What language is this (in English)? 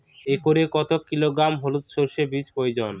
Bangla